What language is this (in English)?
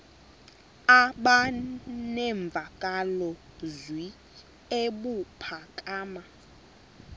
Xhosa